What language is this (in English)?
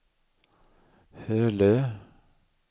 Swedish